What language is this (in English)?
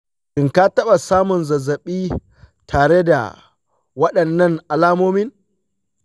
Hausa